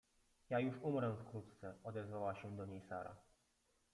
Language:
Polish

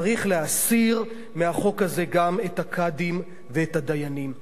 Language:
Hebrew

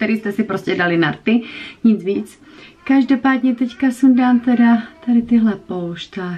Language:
Czech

